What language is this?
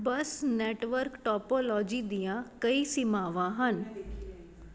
Punjabi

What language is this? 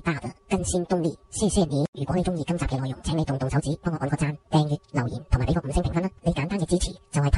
Chinese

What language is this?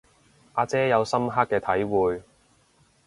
Cantonese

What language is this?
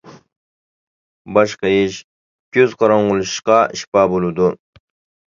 Uyghur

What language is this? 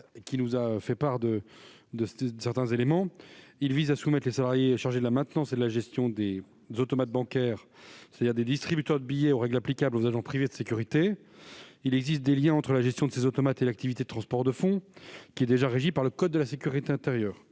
French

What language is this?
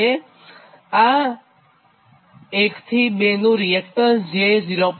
Gujarati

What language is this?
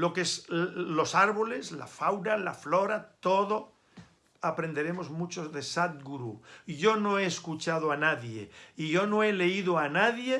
Spanish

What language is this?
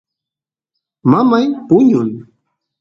Santiago del Estero Quichua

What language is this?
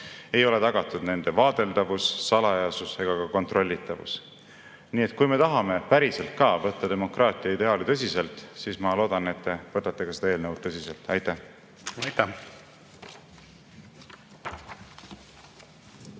Estonian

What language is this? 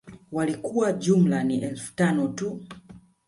Swahili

